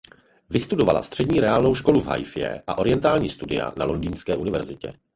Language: Czech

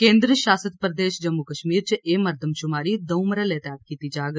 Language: Dogri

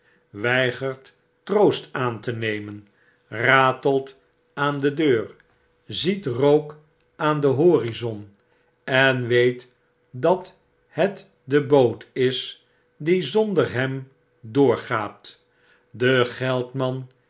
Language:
Dutch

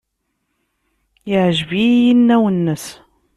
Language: Kabyle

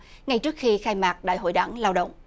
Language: Vietnamese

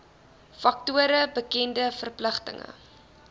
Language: Afrikaans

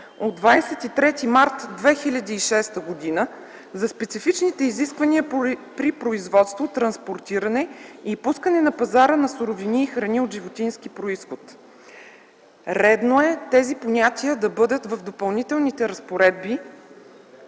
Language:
Bulgarian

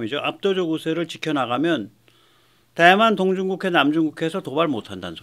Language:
Korean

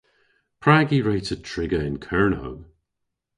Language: Cornish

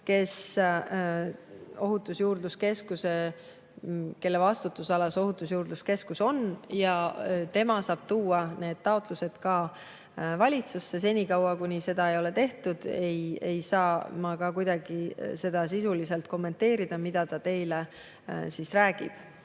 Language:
Estonian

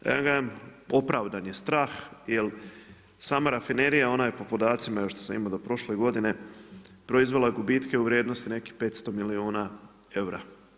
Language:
Croatian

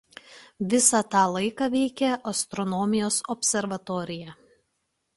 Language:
Lithuanian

